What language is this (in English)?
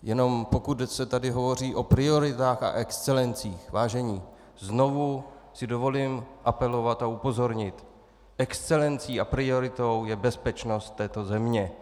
Czech